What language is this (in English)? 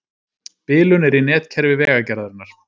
Icelandic